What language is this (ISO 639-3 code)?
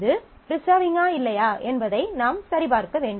tam